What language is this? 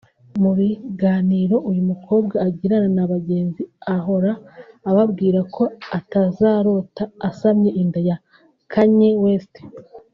Kinyarwanda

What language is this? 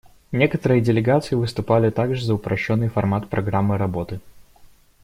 Russian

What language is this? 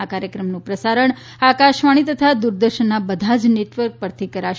Gujarati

